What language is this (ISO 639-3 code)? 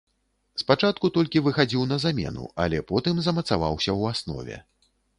bel